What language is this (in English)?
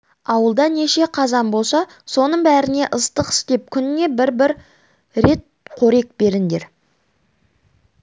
Kazakh